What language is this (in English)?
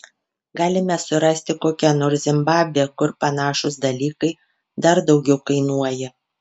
Lithuanian